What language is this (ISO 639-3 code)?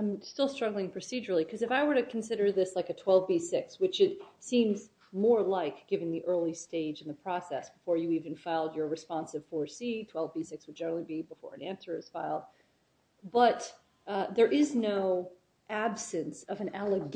eng